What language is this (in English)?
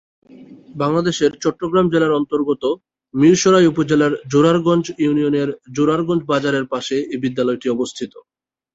Bangla